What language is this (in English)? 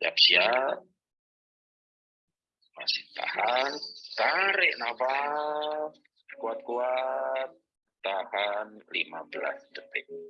Indonesian